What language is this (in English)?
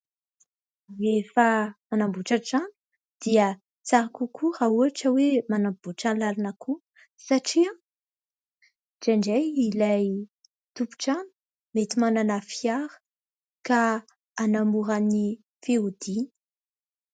Malagasy